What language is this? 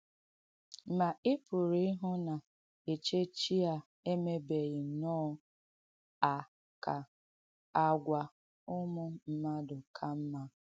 Igbo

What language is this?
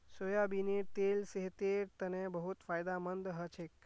Magahi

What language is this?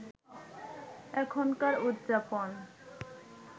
Bangla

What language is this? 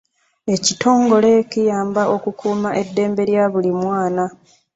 Ganda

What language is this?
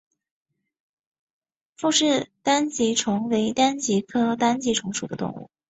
Chinese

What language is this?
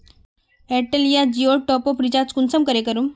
Magahi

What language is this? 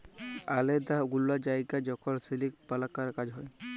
Bangla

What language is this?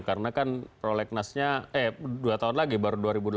Indonesian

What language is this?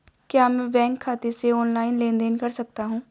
Hindi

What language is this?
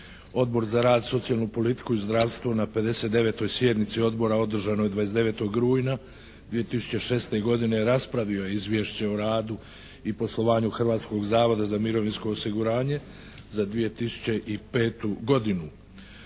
Croatian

